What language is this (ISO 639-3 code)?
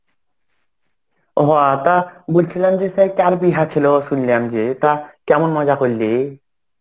ben